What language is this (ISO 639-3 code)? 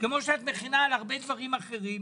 heb